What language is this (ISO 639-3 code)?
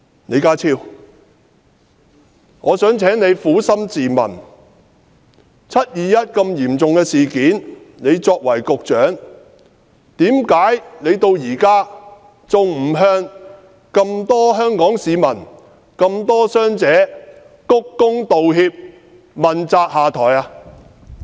yue